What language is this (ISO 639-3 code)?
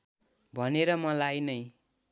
nep